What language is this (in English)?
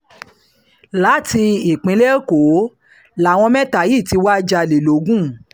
Yoruba